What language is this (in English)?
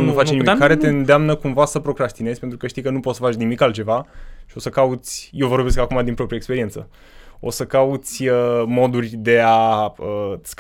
Romanian